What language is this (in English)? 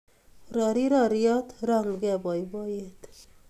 Kalenjin